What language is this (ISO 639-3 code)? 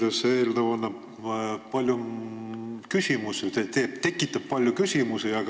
est